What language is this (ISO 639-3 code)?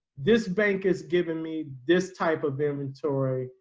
eng